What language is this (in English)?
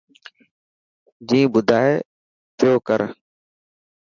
Dhatki